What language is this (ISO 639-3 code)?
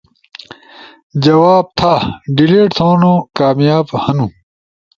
ush